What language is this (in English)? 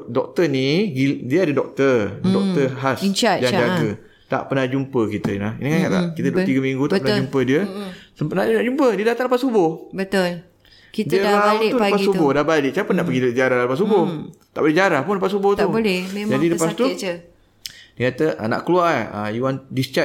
Malay